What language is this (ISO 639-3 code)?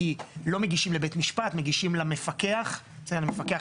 heb